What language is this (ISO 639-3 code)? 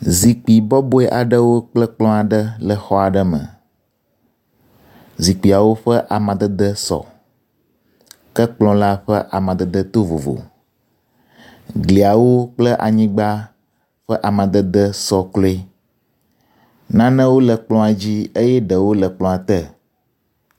ewe